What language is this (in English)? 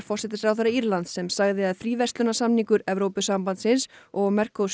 Icelandic